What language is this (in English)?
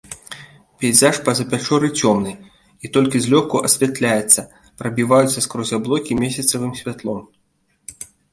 Belarusian